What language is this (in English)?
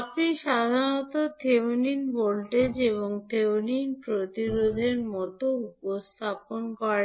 Bangla